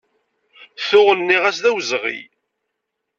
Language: Kabyle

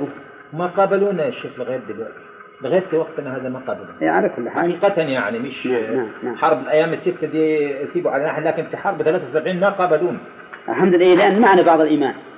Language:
Arabic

